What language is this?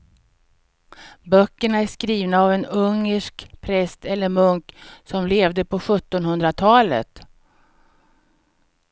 Swedish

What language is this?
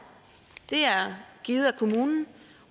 Danish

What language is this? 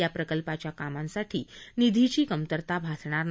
Marathi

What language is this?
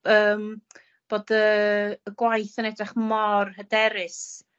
Welsh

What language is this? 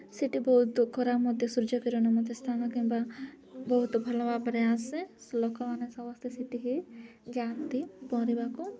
Odia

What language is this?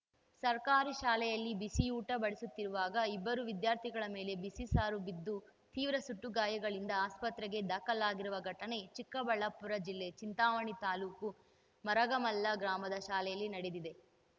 Kannada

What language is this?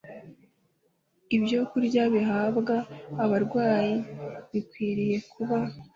Kinyarwanda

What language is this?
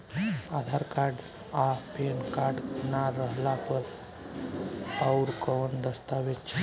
Bhojpuri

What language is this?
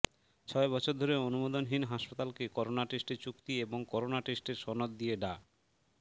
Bangla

